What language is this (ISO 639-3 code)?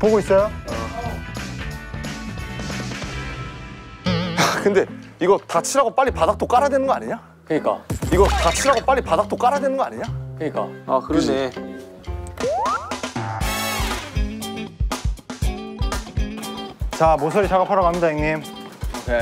kor